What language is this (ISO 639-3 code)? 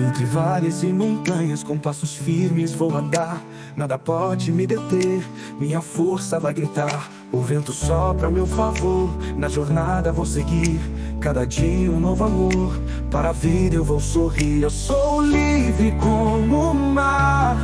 por